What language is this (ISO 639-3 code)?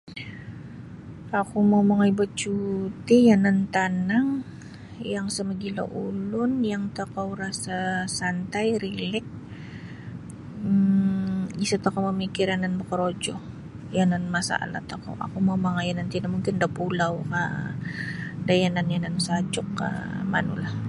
bsy